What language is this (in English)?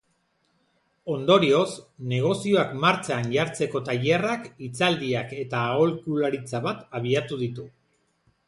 Basque